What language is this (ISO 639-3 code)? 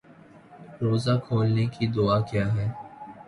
urd